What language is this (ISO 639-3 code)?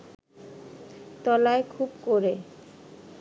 ben